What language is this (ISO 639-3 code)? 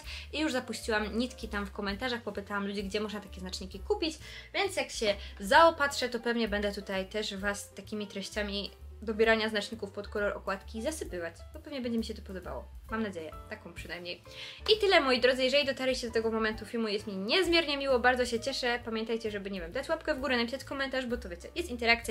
pol